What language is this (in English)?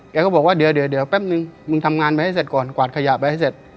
Thai